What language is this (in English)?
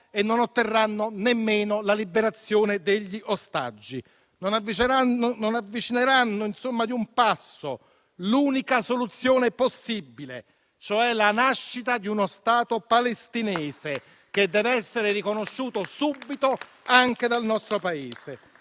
Italian